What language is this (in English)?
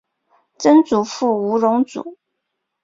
Chinese